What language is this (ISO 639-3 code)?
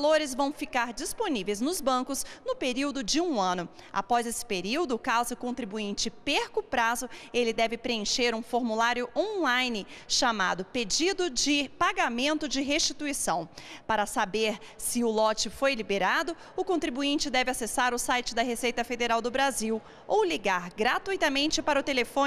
por